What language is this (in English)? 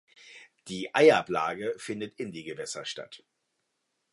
German